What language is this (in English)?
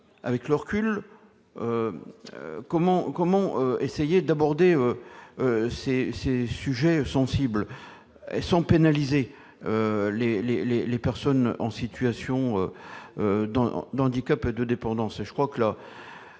French